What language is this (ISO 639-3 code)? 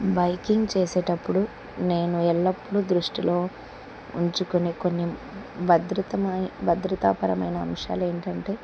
tel